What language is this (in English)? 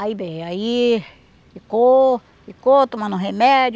Portuguese